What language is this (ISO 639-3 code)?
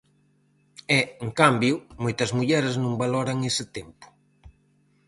glg